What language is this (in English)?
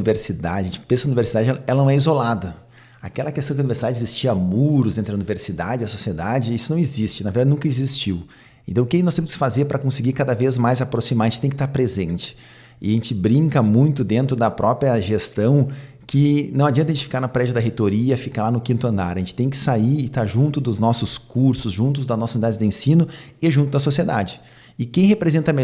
Portuguese